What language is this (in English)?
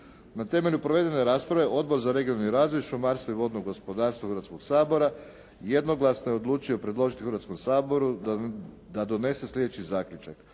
Croatian